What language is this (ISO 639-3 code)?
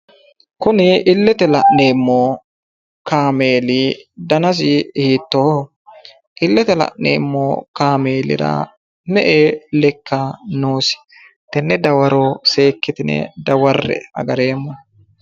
sid